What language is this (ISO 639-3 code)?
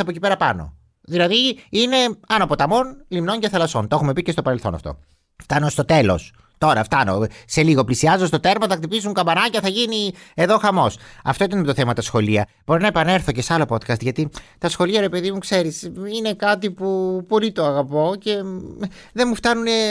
ell